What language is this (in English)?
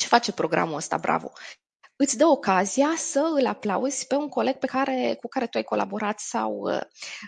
Romanian